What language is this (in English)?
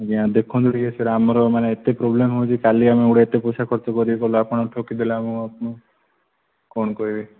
Odia